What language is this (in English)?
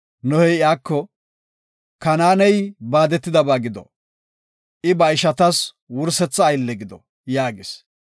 Gofa